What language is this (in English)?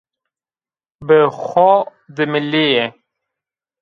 Zaza